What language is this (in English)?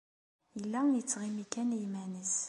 Kabyle